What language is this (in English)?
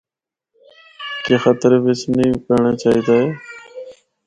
Northern Hindko